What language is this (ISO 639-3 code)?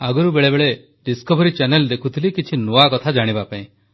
ori